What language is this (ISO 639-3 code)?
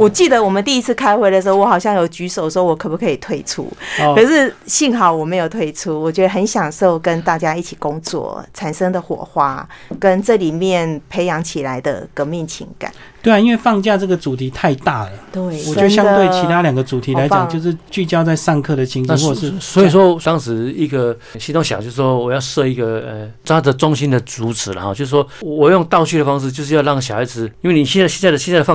zho